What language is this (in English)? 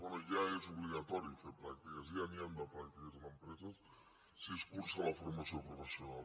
Catalan